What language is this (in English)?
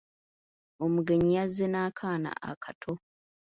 Ganda